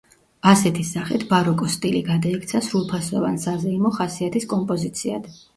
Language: Georgian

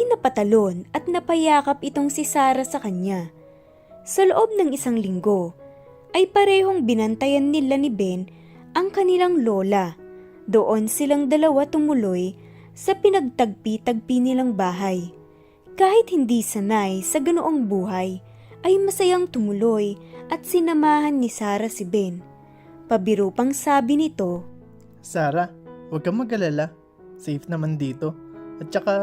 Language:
Filipino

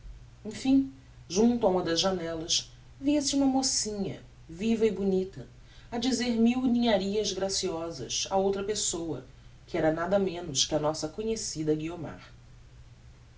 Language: Portuguese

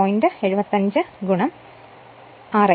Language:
Malayalam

